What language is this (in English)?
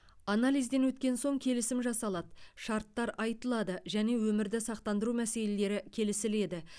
Kazakh